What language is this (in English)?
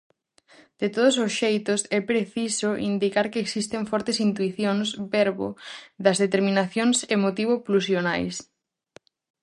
Galician